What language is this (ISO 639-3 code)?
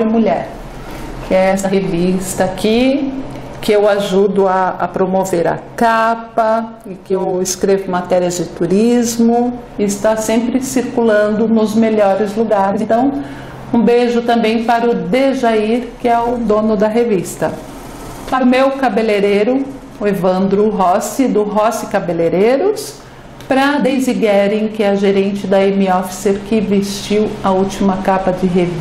por